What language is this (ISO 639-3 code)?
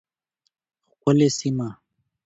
pus